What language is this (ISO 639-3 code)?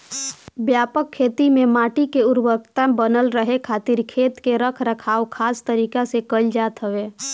bho